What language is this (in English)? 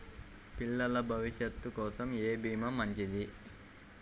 Telugu